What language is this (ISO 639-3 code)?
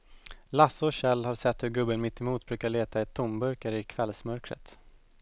swe